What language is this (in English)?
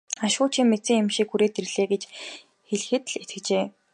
Mongolian